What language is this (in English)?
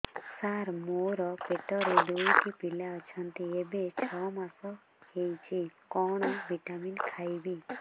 Odia